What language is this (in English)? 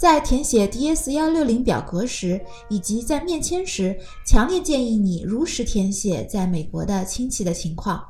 Chinese